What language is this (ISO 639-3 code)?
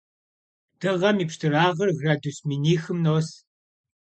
kbd